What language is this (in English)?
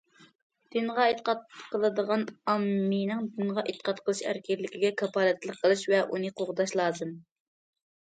Uyghur